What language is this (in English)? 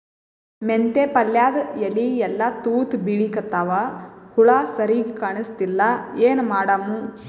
Kannada